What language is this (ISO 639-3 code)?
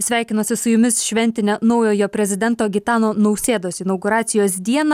lit